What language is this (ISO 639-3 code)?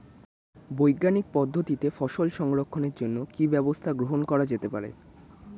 ben